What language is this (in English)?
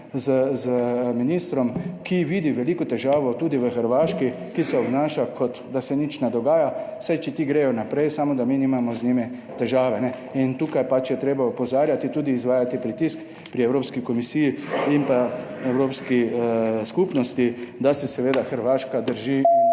Slovenian